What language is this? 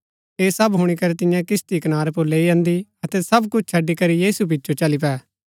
Gaddi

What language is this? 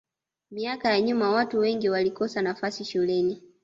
Swahili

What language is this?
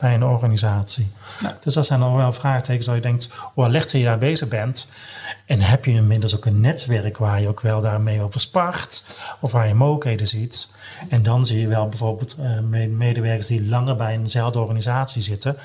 Dutch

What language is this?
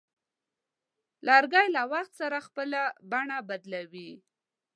Pashto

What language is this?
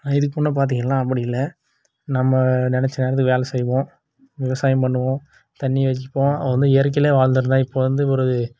Tamil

